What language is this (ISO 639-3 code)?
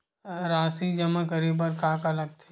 hne